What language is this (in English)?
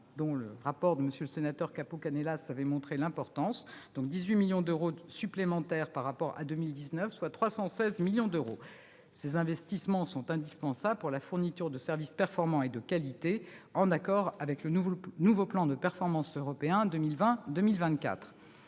French